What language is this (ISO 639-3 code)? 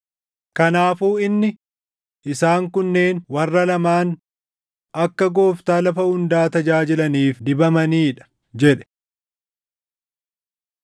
orm